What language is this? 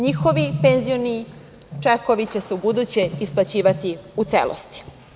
Serbian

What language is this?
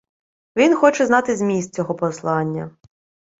Ukrainian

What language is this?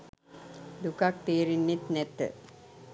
Sinhala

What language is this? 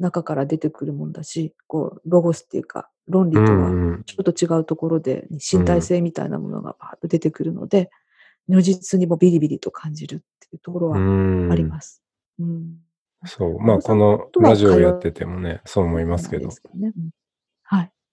Japanese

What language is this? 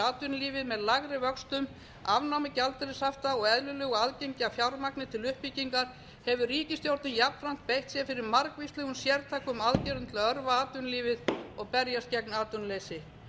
Icelandic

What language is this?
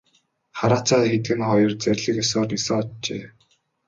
Mongolian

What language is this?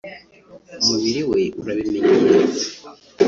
Kinyarwanda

